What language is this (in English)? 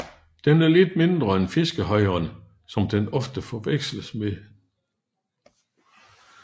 Danish